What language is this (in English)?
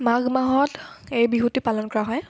Assamese